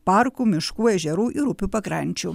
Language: Lithuanian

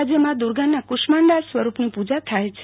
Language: Gujarati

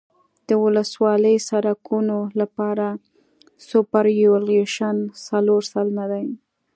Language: Pashto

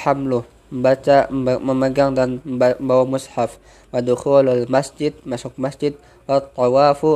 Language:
Indonesian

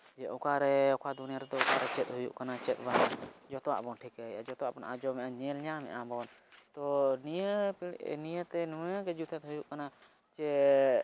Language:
Santali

